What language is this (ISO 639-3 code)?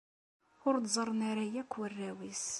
kab